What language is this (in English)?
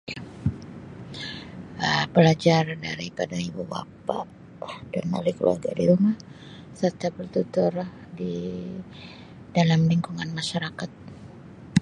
Sabah Malay